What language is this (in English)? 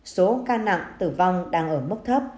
Vietnamese